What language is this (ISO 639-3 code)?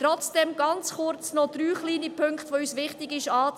gsw